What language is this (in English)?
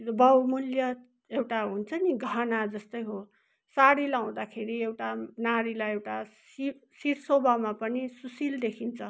Nepali